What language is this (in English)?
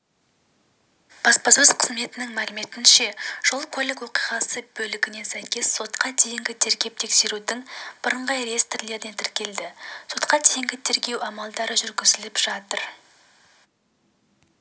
Kazakh